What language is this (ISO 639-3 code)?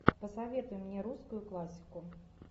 rus